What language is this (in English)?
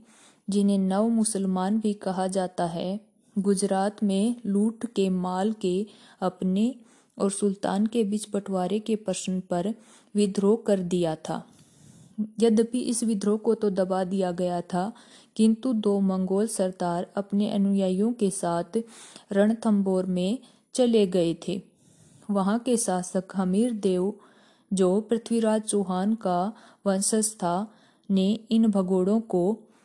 Hindi